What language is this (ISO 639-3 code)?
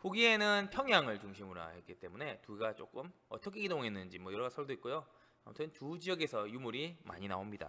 kor